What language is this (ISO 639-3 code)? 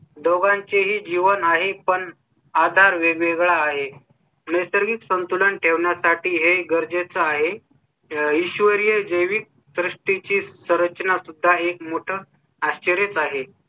mar